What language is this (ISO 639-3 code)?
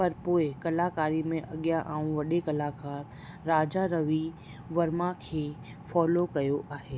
snd